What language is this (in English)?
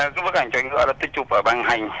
Vietnamese